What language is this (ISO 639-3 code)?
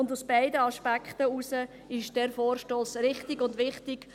gsw